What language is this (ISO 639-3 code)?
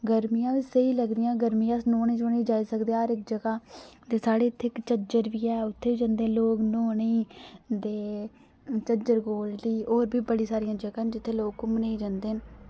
doi